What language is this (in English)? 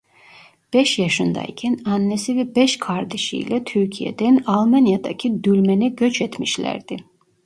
Turkish